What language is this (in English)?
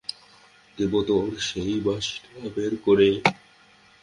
Bangla